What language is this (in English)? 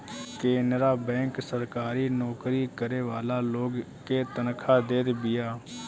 Bhojpuri